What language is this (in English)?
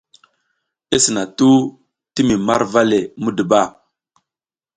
South Giziga